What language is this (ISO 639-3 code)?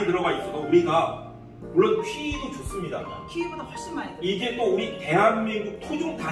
kor